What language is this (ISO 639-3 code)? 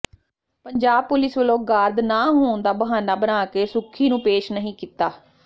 pan